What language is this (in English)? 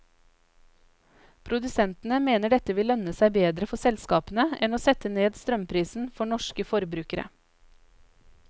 Norwegian